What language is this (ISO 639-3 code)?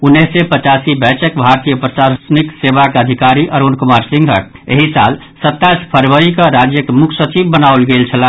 mai